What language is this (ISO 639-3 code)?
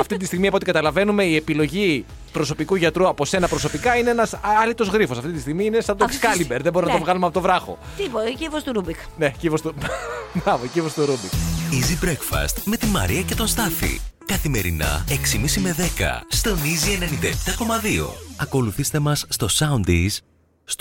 ell